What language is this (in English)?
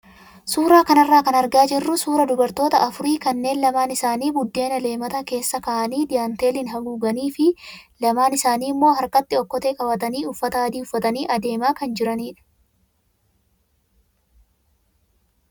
Oromo